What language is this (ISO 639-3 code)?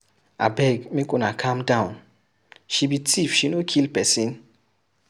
pcm